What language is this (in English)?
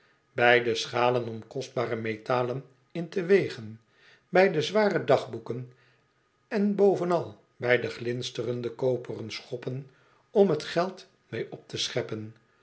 Dutch